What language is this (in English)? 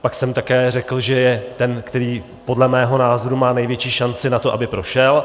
Czech